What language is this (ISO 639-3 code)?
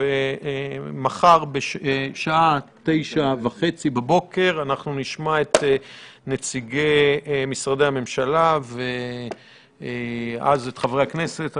heb